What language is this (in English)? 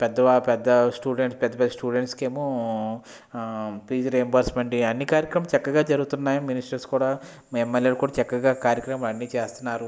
Telugu